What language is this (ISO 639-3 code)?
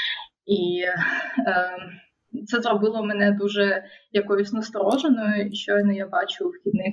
ukr